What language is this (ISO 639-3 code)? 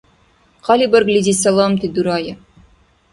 dar